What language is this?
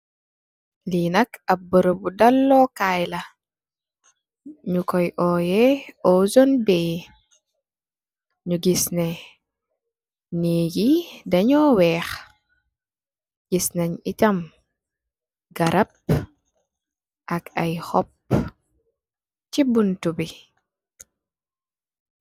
Wolof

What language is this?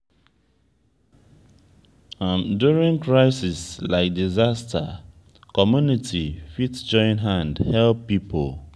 Nigerian Pidgin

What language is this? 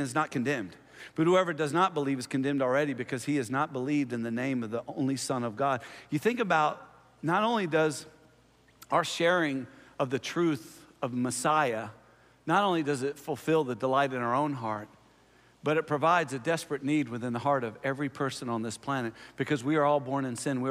English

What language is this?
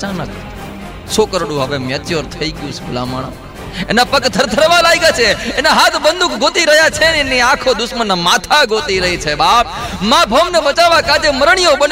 Hindi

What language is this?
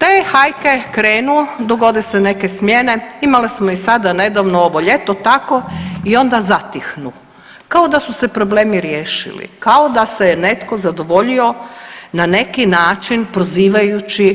Croatian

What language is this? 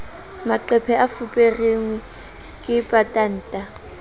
Southern Sotho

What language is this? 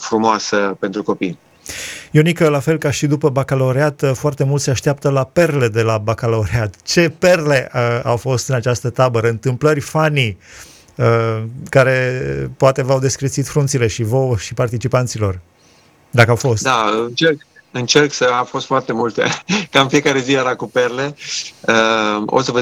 Romanian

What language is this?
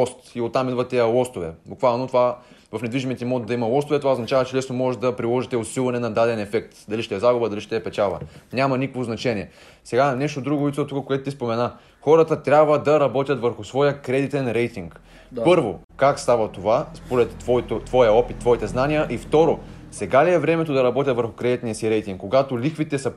Bulgarian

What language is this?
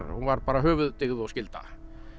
Icelandic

